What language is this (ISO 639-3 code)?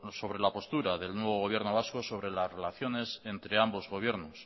spa